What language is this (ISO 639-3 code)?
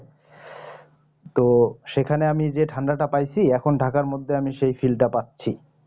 ben